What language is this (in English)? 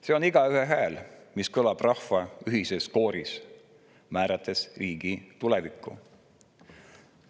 Estonian